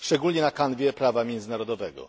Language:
Polish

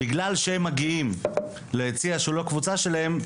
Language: Hebrew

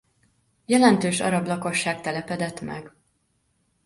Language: Hungarian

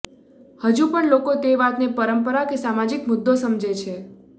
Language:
Gujarati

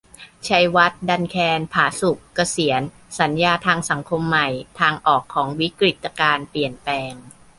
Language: Thai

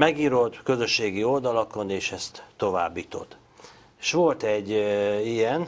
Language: Hungarian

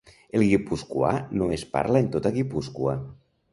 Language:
Catalan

